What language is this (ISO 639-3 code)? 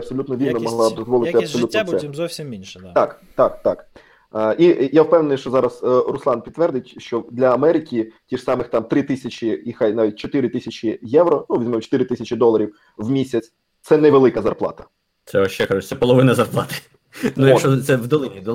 ukr